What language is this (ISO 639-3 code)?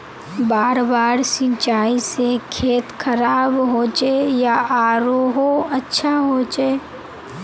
mag